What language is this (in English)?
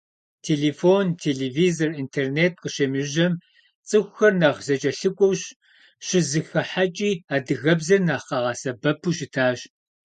Kabardian